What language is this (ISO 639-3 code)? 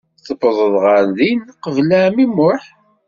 kab